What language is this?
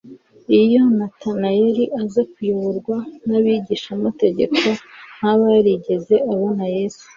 Kinyarwanda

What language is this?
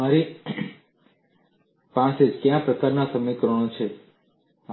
Gujarati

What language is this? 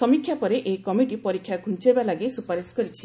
Odia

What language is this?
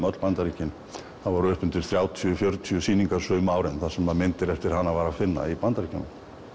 Icelandic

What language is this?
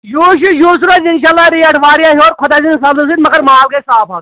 Kashmiri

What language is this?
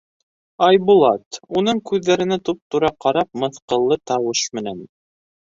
Bashkir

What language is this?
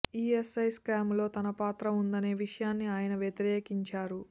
Telugu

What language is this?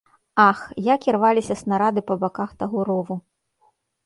Belarusian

